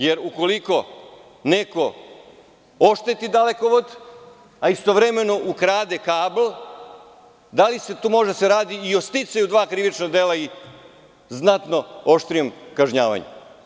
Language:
Serbian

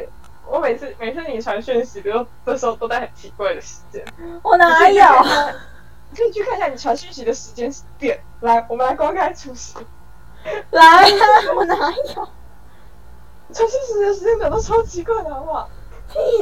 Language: Chinese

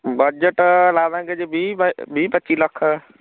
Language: Punjabi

